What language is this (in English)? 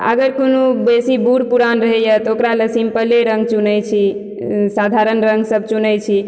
Maithili